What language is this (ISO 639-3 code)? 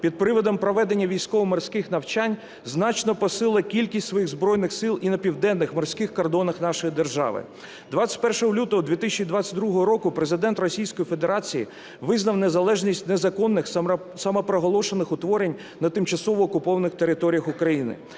ukr